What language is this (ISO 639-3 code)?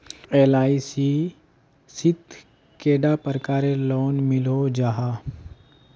mag